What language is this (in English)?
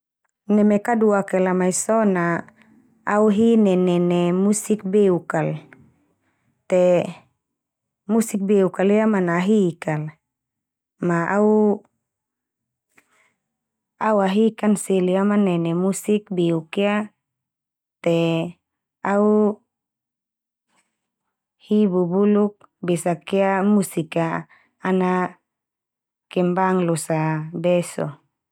Termanu